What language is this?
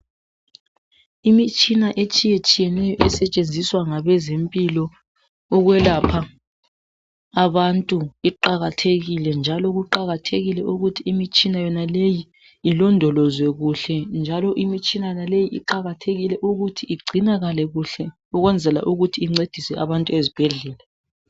North Ndebele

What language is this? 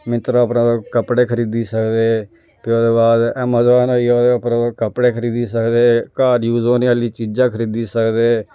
Dogri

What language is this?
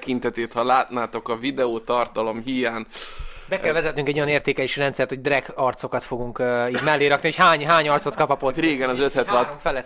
Hungarian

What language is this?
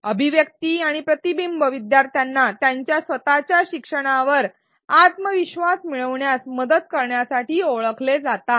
Marathi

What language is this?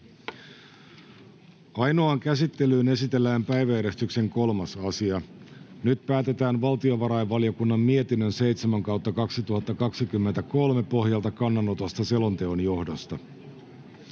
Finnish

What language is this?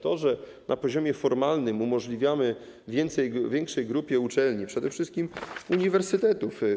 Polish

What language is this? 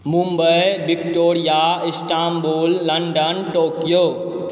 Maithili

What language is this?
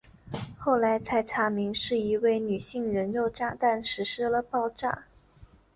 Chinese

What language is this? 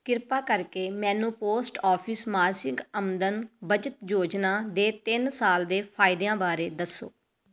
Punjabi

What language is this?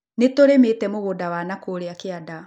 Kikuyu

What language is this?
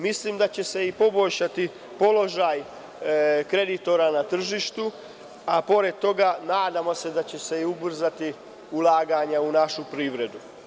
Serbian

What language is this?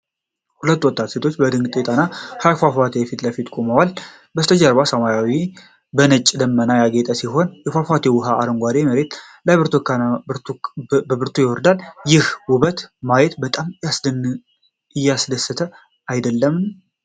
Amharic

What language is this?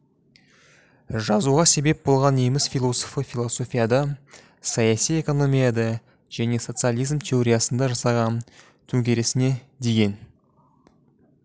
Kazakh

